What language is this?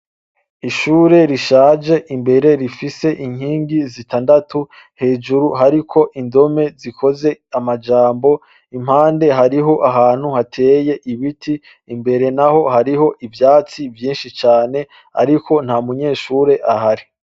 Rundi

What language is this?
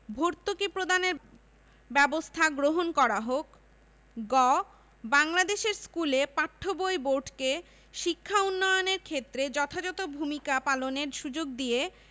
Bangla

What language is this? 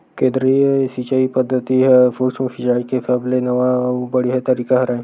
Chhattisgarhi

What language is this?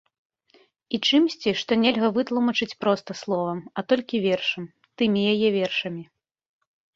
Belarusian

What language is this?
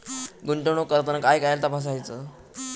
Marathi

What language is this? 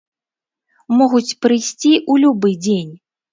Belarusian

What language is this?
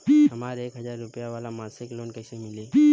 Bhojpuri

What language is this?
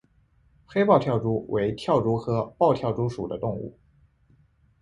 Chinese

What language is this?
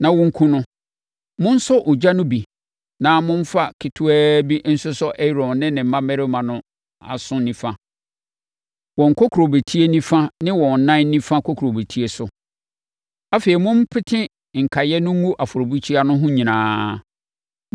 Akan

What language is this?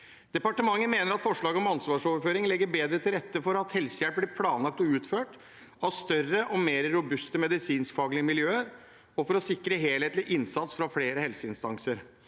Norwegian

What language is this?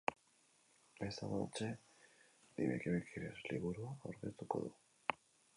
Basque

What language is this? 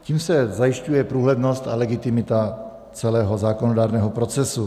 Czech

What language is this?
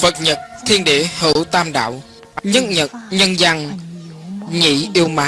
Vietnamese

